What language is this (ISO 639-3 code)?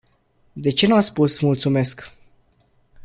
ron